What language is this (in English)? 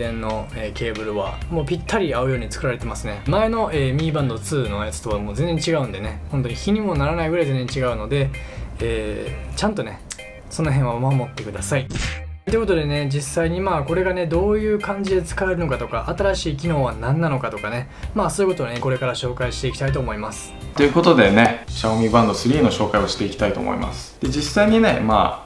Japanese